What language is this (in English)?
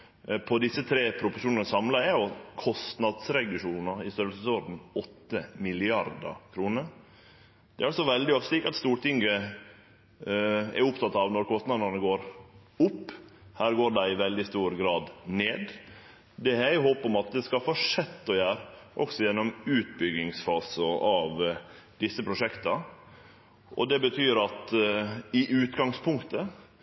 Norwegian Nynorsk